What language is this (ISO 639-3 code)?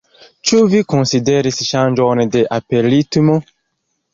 epo